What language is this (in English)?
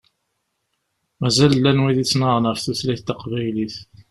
Kabyle